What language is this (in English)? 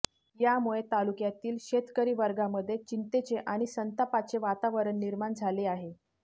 Marathi